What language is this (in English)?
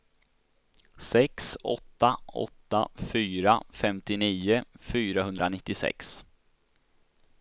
Swedish